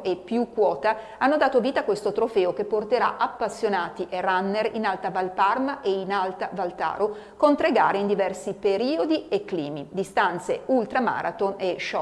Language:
Italian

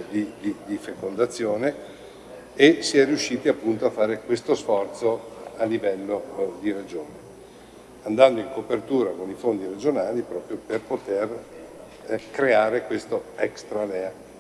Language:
Italian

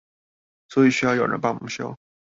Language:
Chinese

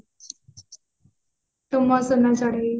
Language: Odia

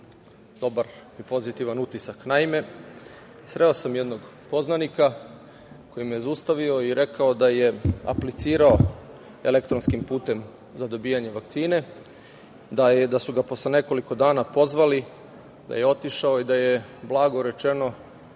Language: Serbian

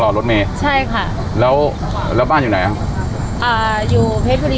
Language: Thai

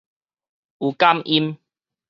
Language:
Min Nan Chinese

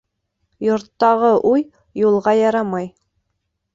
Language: Bashkir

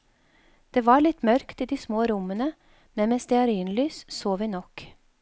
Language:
Norwegian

